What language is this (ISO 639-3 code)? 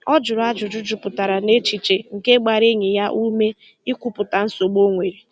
ibo